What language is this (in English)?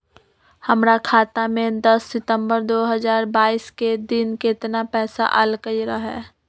Magahi